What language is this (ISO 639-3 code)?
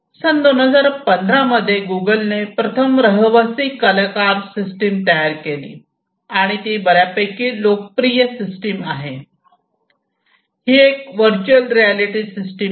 mar